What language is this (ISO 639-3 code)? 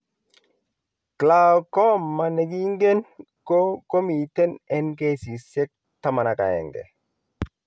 kln